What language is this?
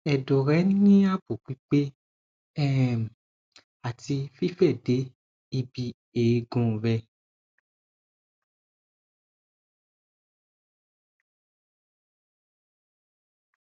Yoruba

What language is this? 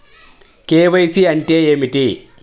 Telugu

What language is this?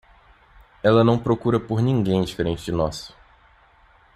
Portuguese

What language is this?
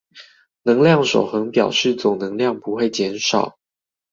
Chinese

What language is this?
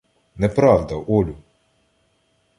Ukrainian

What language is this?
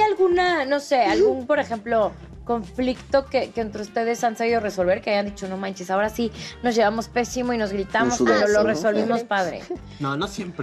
Spanish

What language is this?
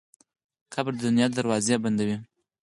Pashto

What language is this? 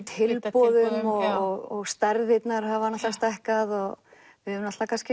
Icelandic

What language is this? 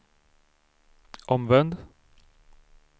Swedish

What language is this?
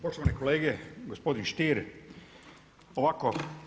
Croatian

